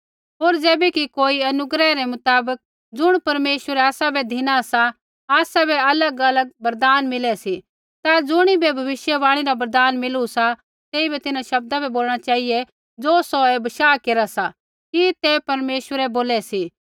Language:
Kullu Pahari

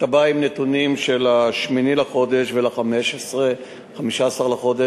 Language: Hebrew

